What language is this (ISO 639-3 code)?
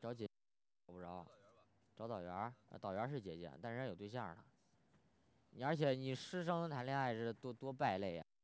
zho